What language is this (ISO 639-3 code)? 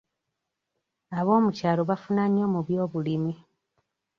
lug